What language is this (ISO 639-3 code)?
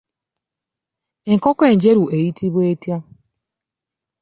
lug